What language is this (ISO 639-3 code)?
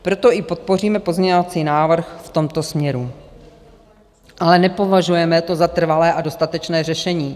ces